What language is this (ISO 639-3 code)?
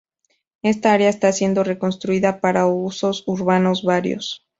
spa